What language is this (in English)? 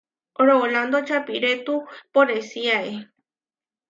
Huarijio